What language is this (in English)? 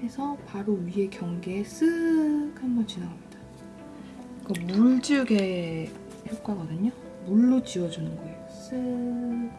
Korean